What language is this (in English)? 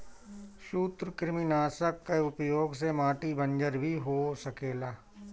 Bhojpuri